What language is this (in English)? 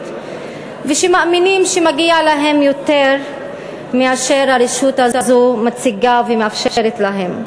Hebrew